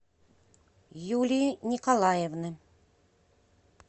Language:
Russian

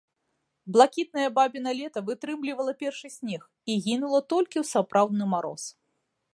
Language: Belarusian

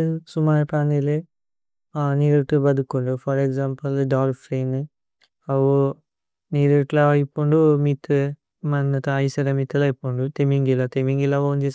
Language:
Tulu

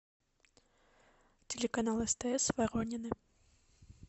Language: Russian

